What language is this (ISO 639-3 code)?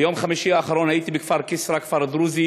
heb